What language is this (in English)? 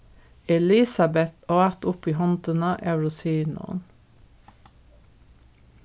Faroese